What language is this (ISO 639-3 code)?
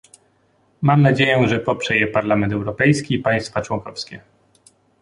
pol